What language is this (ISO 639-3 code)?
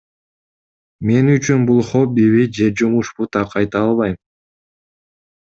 kir